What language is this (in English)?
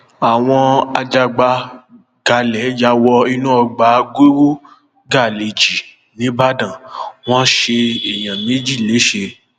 Yoruba